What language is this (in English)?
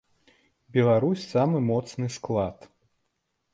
Belarusian